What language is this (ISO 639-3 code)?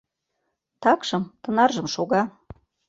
chm